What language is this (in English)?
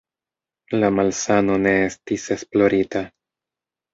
Esperanto